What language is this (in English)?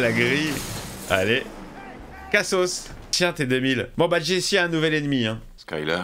French